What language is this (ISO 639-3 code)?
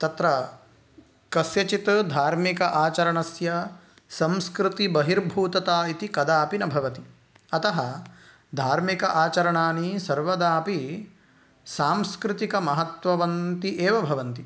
san